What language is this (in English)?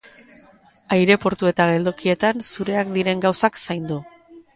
Basque